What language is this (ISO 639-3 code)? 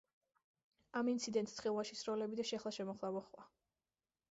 kat